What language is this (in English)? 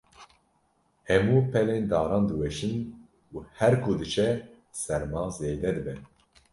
Kurdish